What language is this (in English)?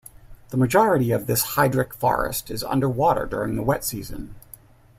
English